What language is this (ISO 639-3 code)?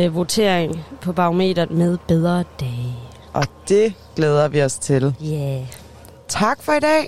dan